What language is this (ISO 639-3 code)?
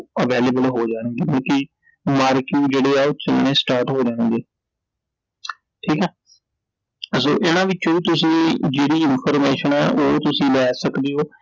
pan